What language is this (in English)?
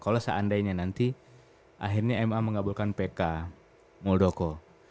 Indonesian